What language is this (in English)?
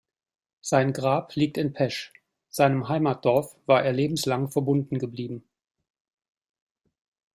German